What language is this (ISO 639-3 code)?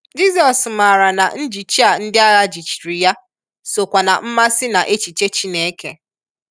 ibo